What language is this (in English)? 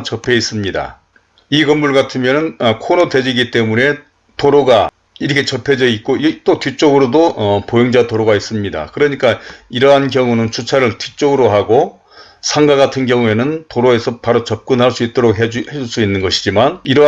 Korean